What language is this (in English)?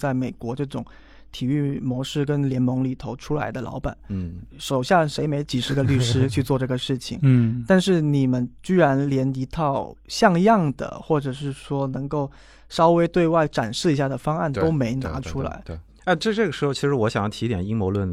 Chinese